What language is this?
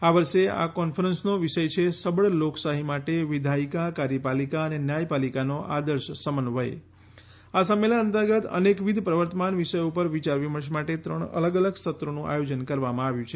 Gujarati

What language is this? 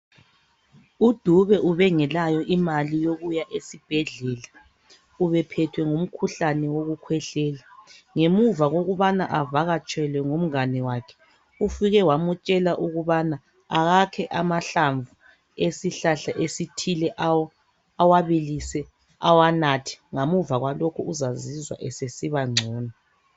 North Ndebele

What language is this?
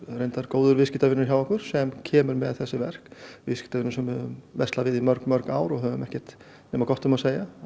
Icelandic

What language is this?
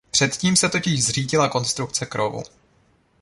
Czech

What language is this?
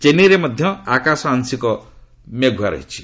Odia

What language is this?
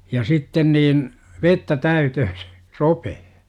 Finnish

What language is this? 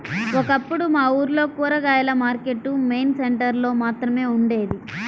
Telugu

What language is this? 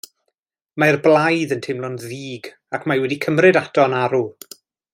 Welsh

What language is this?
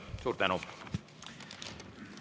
Estonian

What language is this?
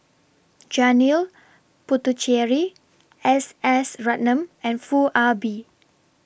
English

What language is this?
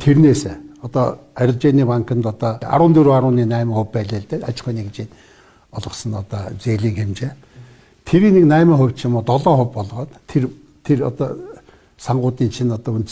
Turkish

